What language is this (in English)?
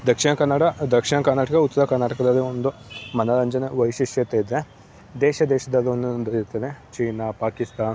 Kannada